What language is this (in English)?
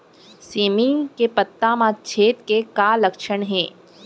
Chhattisgarhi